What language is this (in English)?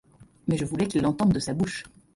French